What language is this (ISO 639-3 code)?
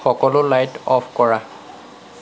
asm